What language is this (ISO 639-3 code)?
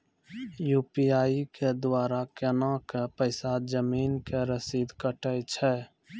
mai